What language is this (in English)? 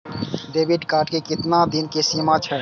Maithili